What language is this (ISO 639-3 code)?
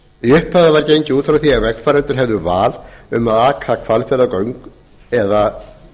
isl